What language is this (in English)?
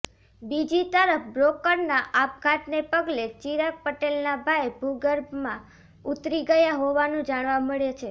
Gujarati